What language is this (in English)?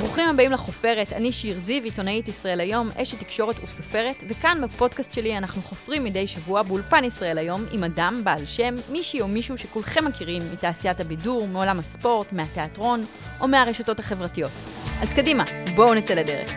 Hebrew